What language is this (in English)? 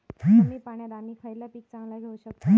Marathi